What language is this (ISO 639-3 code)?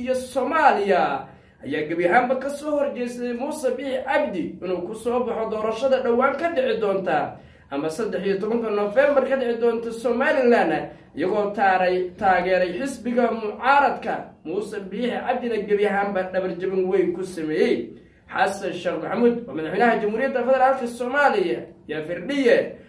ara